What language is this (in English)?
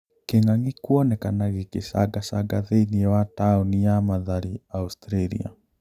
Kikuyu